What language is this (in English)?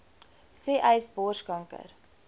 Afrikaans